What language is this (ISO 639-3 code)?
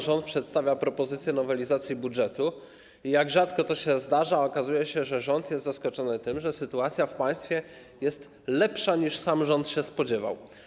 pol